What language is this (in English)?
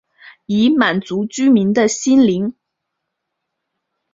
Chinese